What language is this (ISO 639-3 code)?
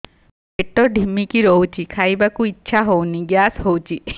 ori